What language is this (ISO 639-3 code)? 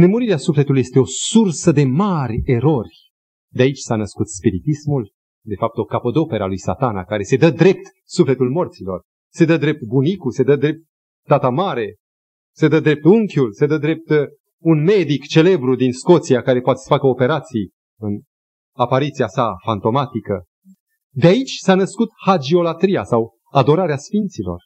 ron